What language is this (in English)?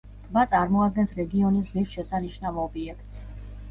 Georgian